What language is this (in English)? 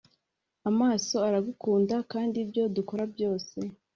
Kinyarwanda